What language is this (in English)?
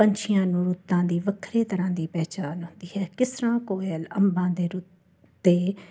Punjabi